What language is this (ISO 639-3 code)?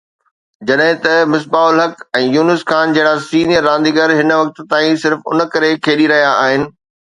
snd